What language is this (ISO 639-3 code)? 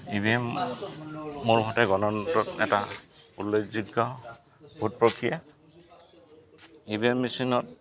asm